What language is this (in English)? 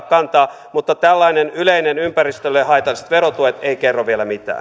Finnish